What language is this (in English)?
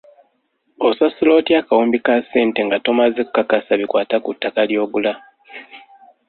Ganda